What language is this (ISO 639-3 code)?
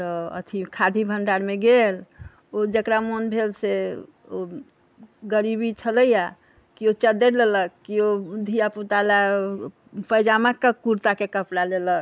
mai